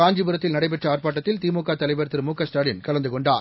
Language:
Tamil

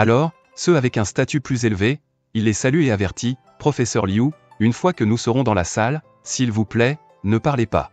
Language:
French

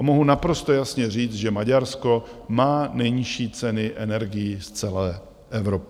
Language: Czech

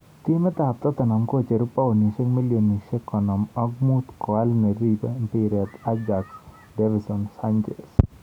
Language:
Kalenjin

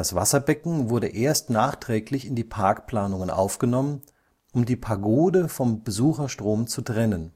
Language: German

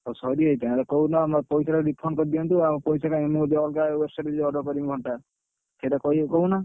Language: Odia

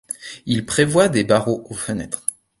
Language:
French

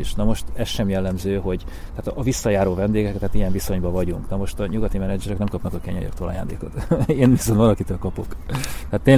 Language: Hungarian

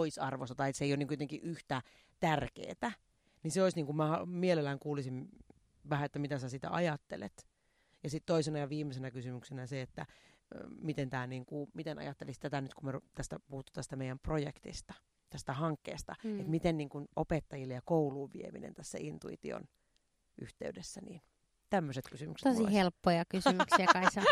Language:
Finnish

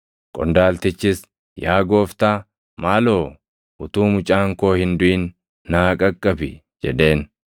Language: Oromo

